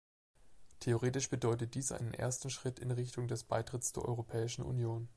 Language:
German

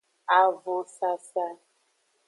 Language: Aja (Benin)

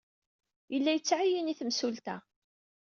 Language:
Kabyle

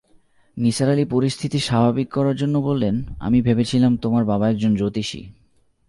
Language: Bangla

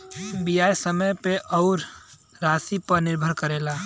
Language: Bhojpuri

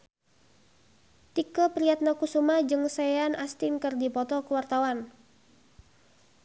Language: Sundanese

